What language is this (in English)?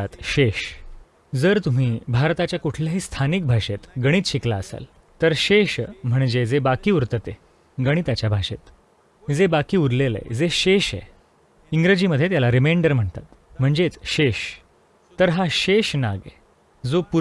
Marathi